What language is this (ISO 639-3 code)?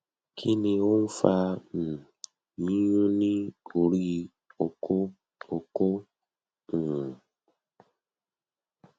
yor